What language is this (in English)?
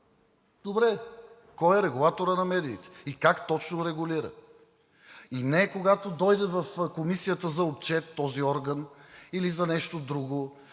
Bulgarian